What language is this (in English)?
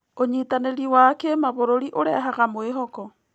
Kikuyu